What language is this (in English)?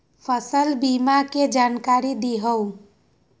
Magahi